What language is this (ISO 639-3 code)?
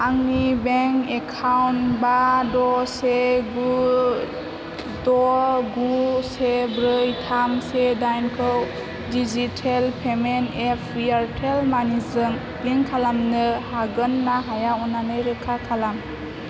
brx